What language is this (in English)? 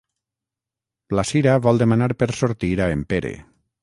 Catalan